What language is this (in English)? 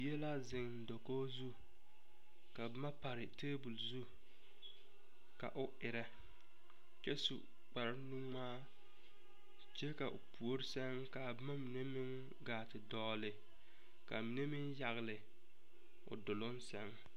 Southern Dagaare